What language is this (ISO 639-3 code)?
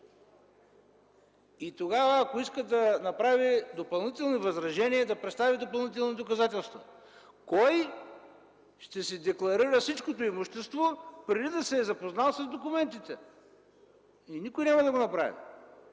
bul